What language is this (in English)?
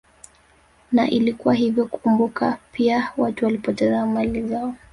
Swahili